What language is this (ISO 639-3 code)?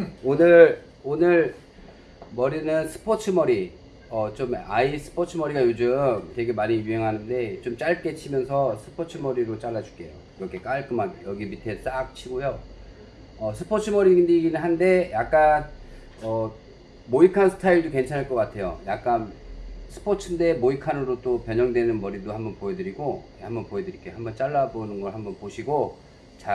kor